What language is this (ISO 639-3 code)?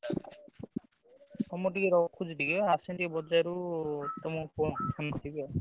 ori